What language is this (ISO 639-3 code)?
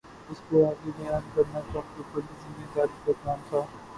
urd